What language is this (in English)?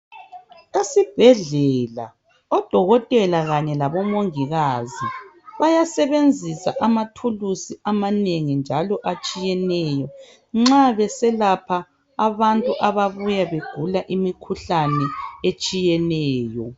North Ndebele